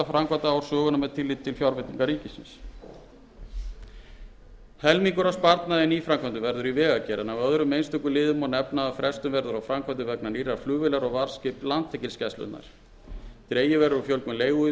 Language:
Icelandic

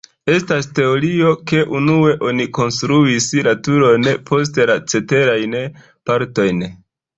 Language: Esperanto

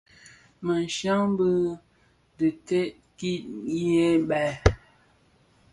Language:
Bafia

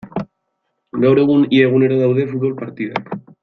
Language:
Basque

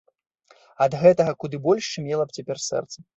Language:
Belarusian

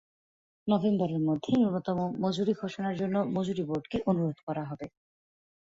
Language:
Bangla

